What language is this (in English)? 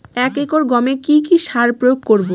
Bangla